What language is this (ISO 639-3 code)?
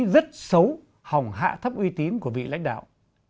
vie